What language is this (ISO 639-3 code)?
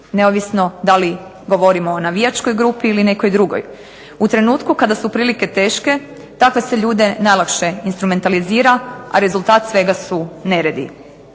hrv